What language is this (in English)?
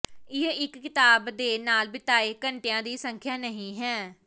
Punjabi